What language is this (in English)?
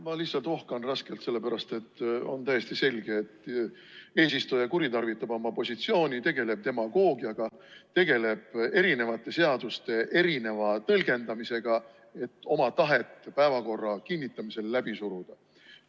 Estonian